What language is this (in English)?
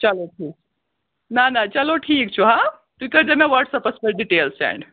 Kashmiri